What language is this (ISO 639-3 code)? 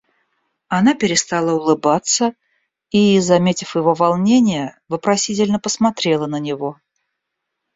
rus